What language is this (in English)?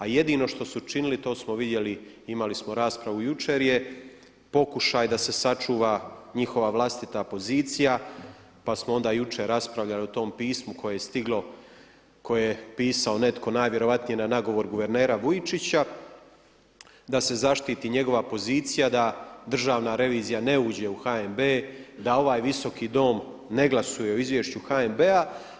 Croatian